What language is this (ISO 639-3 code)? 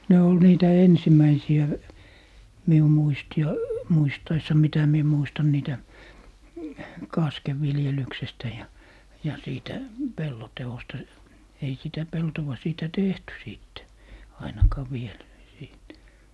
fin